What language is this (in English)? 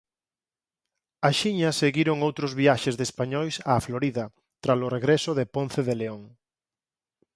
Galician